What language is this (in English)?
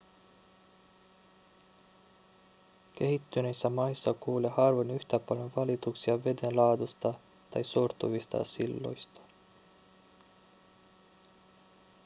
Finnish